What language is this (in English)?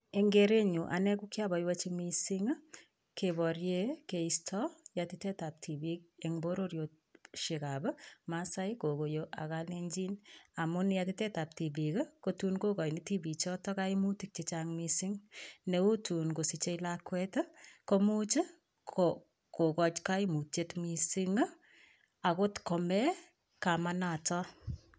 Kalenjin